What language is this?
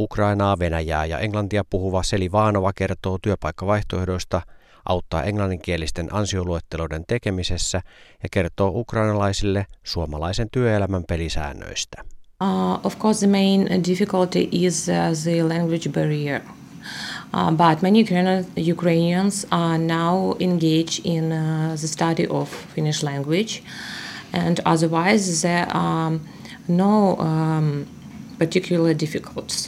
Finnish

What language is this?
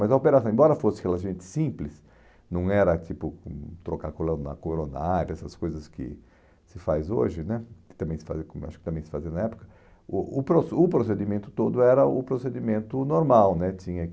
Portuguese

